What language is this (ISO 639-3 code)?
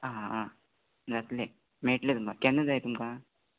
kok